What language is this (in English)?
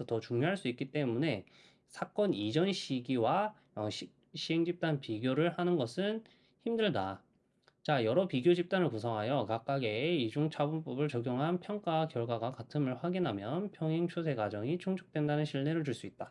Korean